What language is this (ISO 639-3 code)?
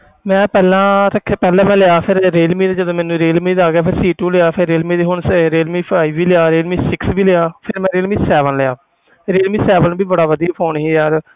pan